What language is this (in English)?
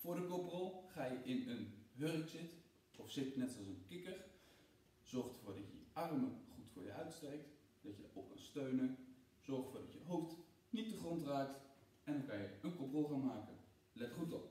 Dutch